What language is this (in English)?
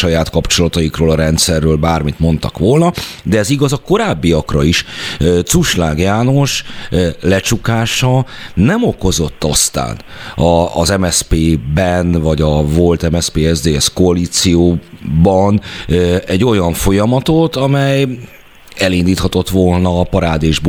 Hungarian